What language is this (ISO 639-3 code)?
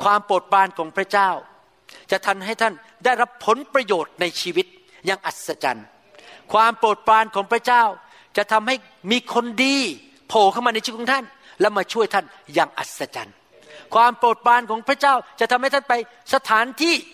tha